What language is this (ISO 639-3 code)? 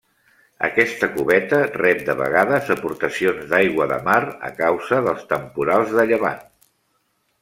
cat